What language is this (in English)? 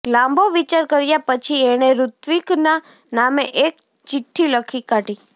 Gujarati